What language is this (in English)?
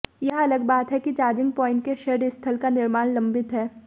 Hindi